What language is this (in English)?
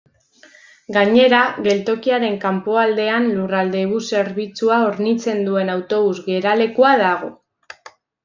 Basque